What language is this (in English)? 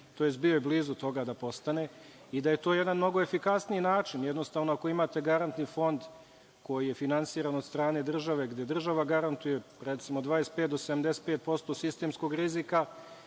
Serbian